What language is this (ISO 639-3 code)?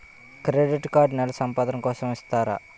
tel